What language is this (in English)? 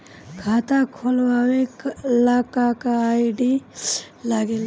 Bhojpuri